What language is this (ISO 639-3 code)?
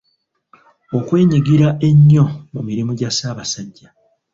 lug